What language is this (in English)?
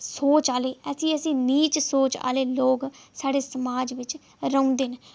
Dogri